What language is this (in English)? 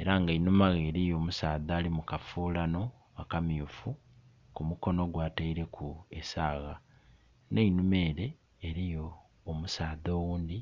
Soga